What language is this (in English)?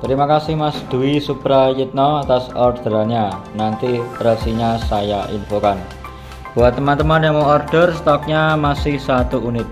Indonesian